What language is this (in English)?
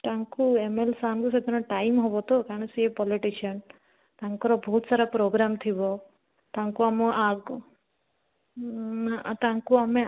Odia